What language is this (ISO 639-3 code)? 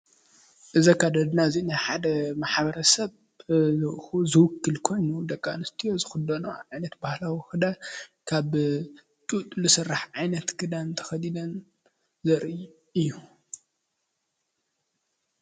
tir